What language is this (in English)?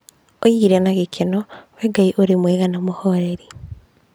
Kikuyu